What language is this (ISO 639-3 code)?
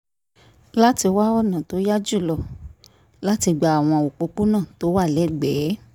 yor